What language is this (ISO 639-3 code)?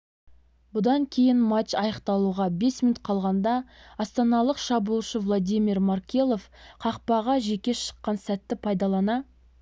kaz